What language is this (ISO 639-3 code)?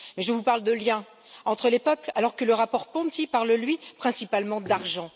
fra